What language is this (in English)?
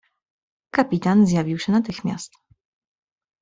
Polish